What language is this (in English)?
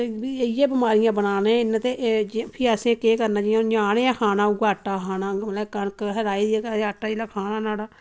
Dogri